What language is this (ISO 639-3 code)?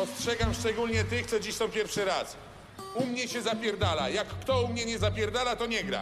pol